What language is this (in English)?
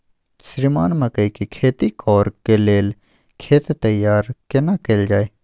Maithili